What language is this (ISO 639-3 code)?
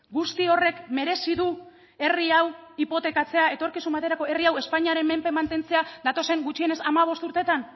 eus